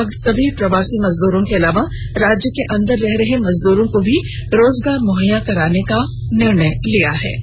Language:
Hindi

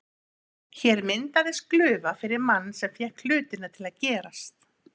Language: Icelandic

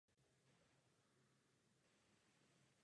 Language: Czech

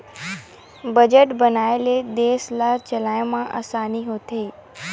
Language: Chhattisgarhi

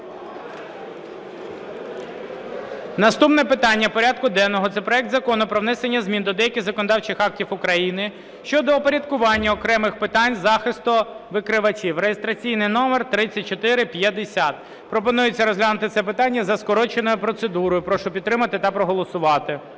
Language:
Ukrainian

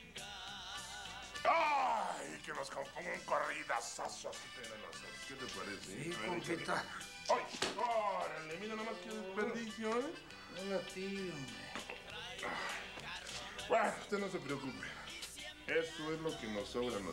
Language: Spanish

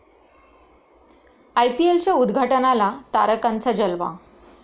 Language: Marathi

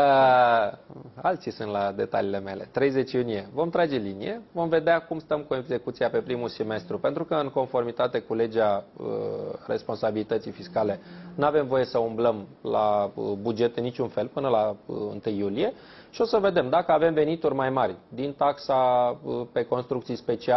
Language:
Romanian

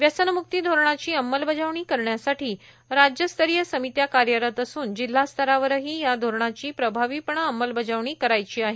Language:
Marathi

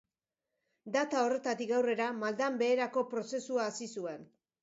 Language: Basque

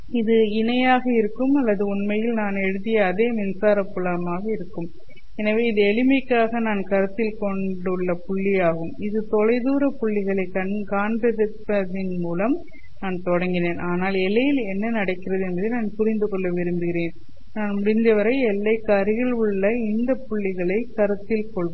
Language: Tamil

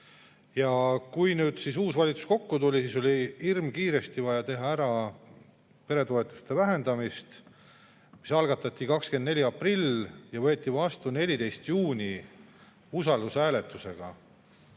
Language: Estonian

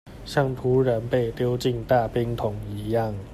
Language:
Chinese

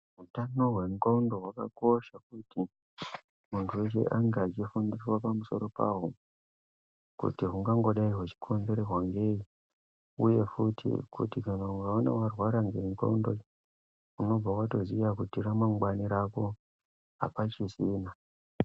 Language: Ndau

